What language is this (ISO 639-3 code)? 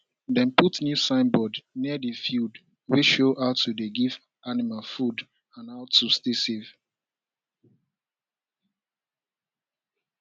pcm